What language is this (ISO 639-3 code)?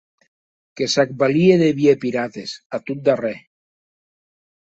oci